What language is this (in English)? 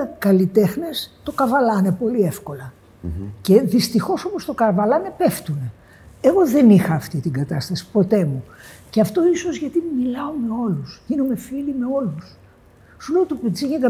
Greek